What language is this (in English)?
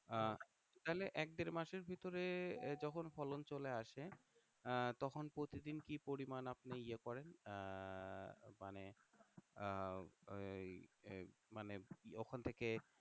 Bangla